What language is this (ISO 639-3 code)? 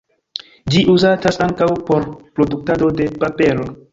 epo